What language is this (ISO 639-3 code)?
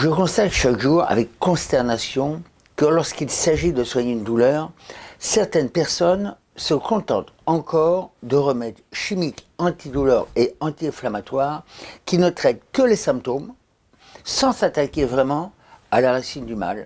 fra